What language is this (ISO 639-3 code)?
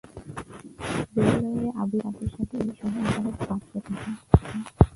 ben